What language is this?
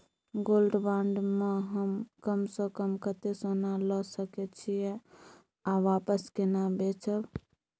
Maithili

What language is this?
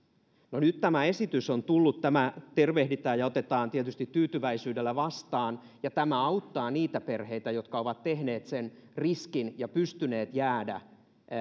Finnish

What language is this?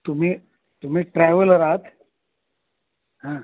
Marathi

